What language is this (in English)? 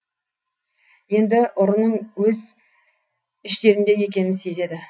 Kazakh